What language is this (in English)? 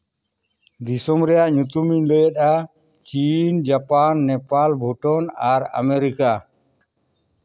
Santali